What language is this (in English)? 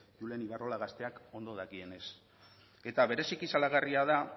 Basque